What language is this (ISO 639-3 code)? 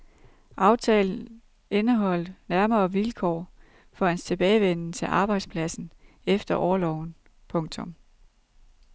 dan